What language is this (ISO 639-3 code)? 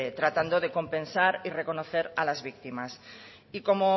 spa